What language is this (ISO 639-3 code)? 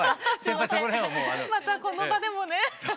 jpn